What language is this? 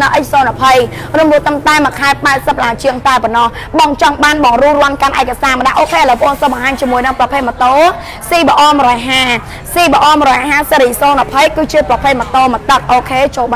Thai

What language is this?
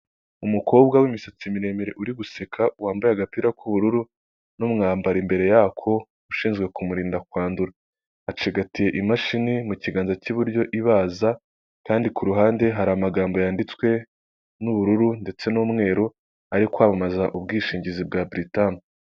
Kinyarwanda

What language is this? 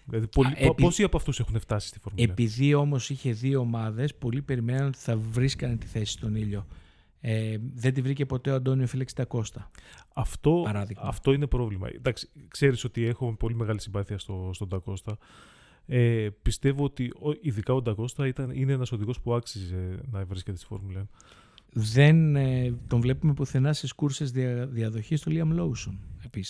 Greek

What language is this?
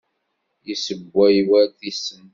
Kabyle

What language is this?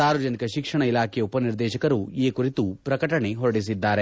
Kannada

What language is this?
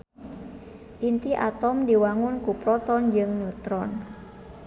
Sundanese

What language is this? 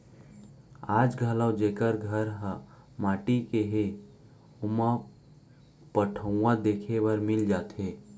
Chhattisgarhi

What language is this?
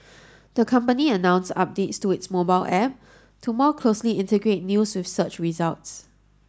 English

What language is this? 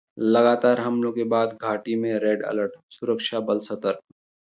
Hindi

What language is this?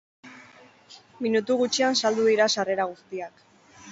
Basque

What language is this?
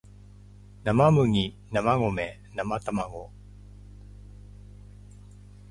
Japanese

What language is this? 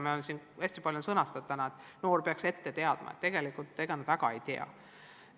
Estonian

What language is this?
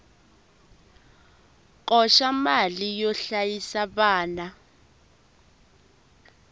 Tsonga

